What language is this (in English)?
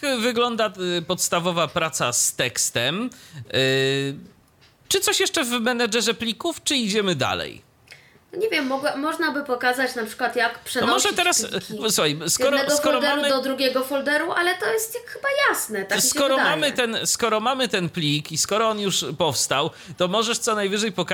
Polish